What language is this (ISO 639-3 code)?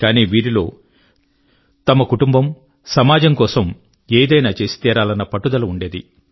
tel